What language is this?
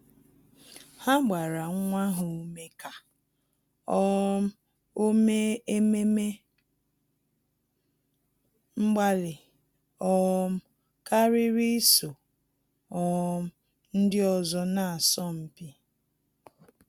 Igbo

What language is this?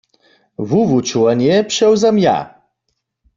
Upper Sorbian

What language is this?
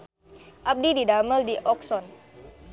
Sundanese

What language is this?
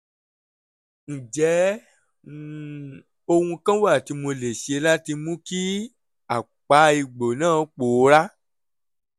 Yoruba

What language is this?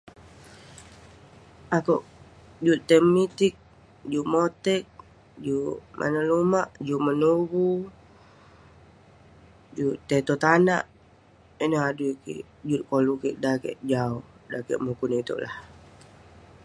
Western Penan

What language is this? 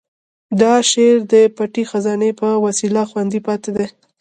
Pashto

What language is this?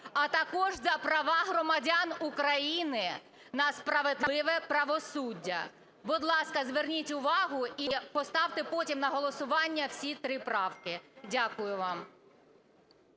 Ukrainian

